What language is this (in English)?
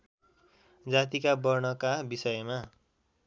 Nepali